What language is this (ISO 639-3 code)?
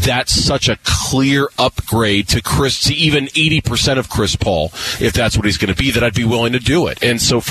eng